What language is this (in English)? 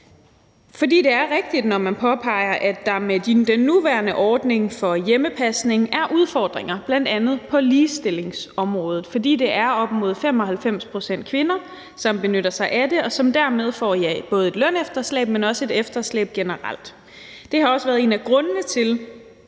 Danish